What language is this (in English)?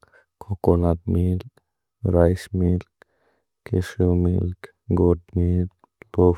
Bodo